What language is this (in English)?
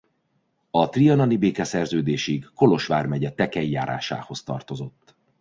Hungarian